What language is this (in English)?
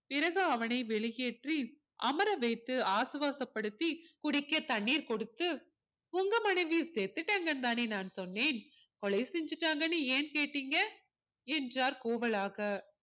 Tamil